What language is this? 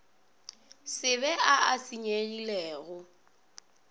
Northern Sotho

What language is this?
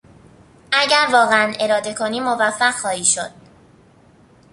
Persian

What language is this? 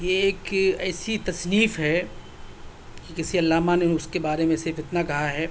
Urdu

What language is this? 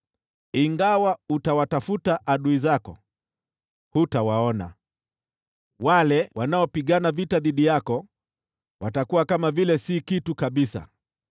Swahili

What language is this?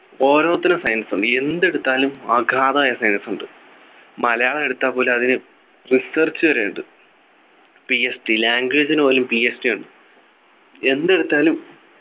Malayalam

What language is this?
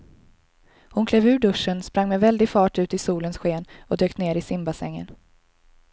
Swedish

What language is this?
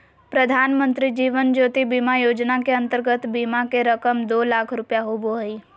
Magahi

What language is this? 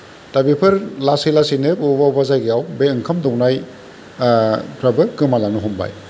Bodo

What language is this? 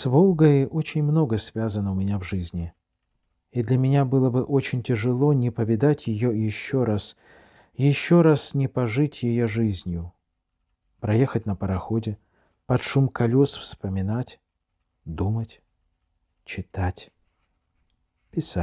Russian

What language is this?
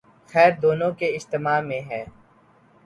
Urdu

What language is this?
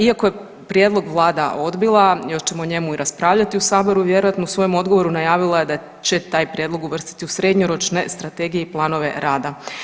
Croatian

